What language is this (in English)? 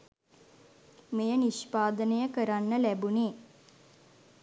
Sinhala